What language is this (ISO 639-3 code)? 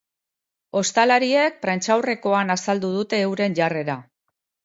eus